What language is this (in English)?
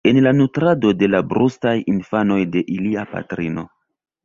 Esperanto